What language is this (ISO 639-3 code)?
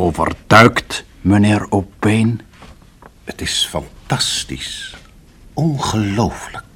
nld